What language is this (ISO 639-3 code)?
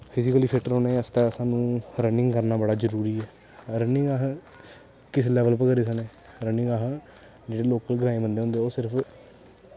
doi